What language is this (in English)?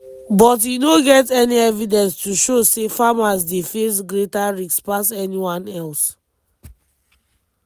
Nigerian Pidgin